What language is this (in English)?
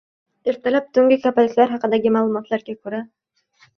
Uzbek